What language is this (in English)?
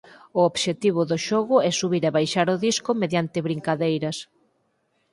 Galician